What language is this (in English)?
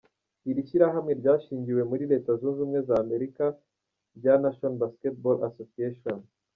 Kinyarwanda